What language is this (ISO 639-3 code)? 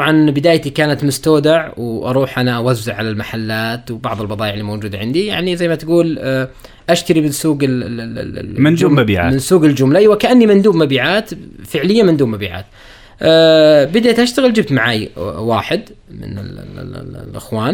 ara